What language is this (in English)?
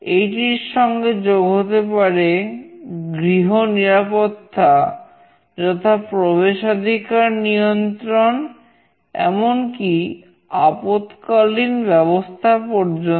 Bangla